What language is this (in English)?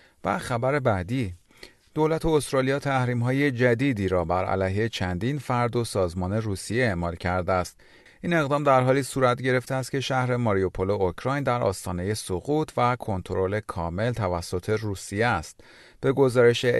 Persian